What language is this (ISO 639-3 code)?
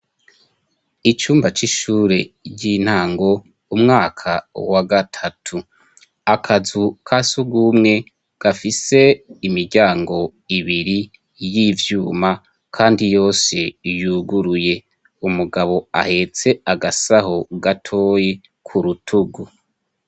run